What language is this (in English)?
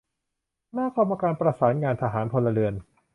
Thai